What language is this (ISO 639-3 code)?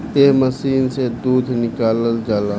bho